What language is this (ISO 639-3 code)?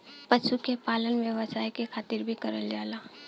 bho